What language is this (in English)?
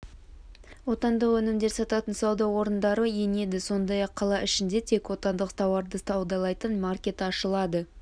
Kazakh